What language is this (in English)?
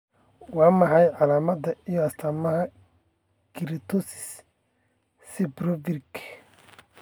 Somali